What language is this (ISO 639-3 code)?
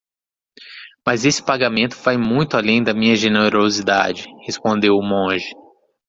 por